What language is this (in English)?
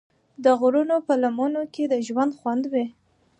Pashto